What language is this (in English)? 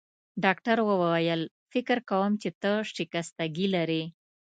Pashto